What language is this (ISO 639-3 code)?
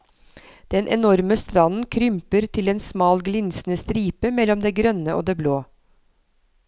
nor